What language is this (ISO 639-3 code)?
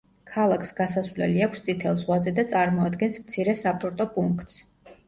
kat